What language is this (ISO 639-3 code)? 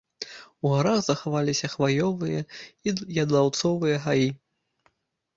bel